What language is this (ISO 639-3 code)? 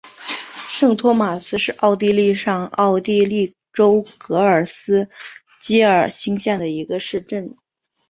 zho